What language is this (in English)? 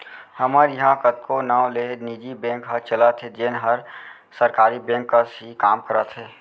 Chhattisgarhi